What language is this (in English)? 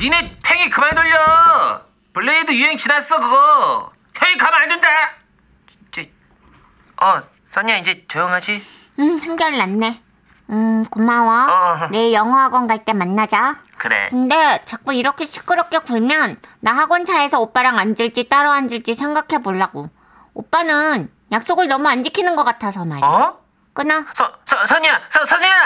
Korean